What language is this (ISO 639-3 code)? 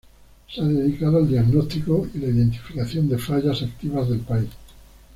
spa